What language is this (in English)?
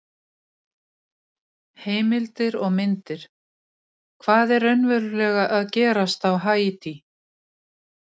Icelandic